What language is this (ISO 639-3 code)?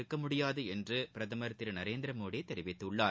tam